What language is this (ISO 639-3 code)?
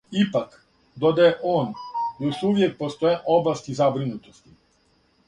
srp